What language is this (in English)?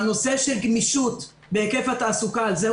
Hebrew